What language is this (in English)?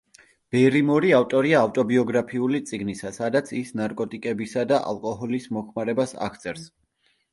Georgian